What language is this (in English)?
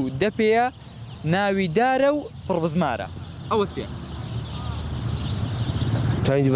Arabic